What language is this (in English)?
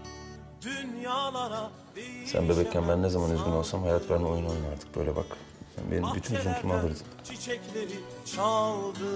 Turkish